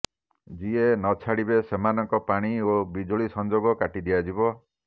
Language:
Odia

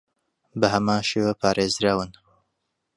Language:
Central Kurdish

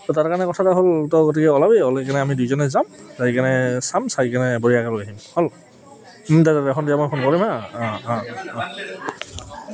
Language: Assamese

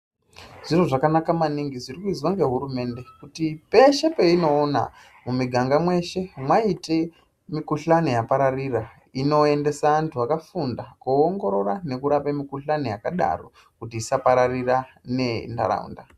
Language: Ndau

